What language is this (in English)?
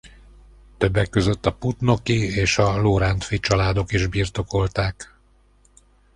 Hungarian